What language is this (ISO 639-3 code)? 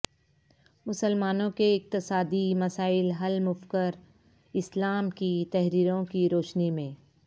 urd